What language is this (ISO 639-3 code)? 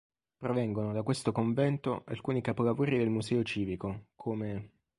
ita